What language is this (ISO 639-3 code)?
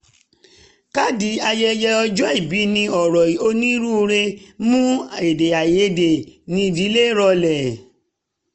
yor